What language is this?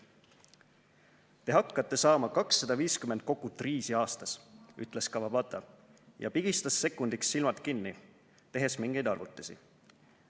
Estonian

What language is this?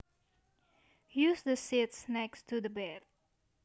Javanese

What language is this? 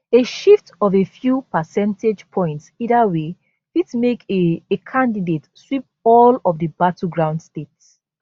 Nigerian Pidgin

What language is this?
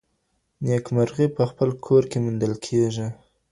Pashto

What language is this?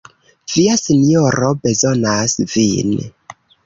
Esperanto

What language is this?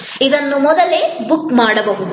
Kannada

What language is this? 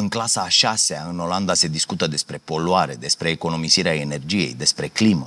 Romanian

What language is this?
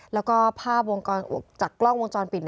Thai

